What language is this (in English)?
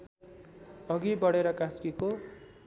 Nepali